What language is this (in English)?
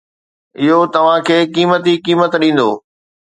Sindhi